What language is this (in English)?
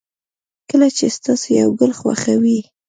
Pashto